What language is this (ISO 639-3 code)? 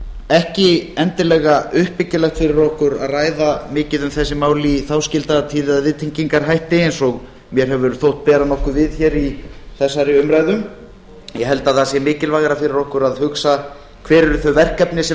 isl